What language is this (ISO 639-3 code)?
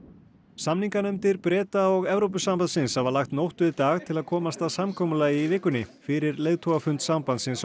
isl